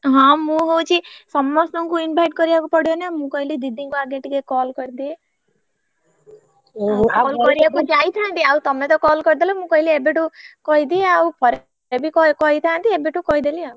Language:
Odia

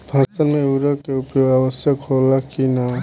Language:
Bhojpuri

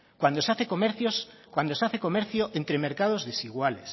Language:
Spanish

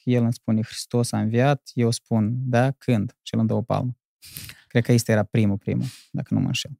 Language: Romanian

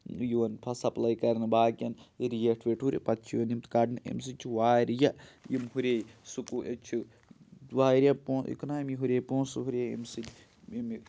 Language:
Kashmiri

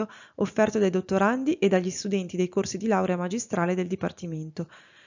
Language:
Italian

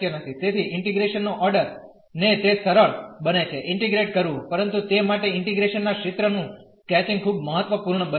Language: Gujarati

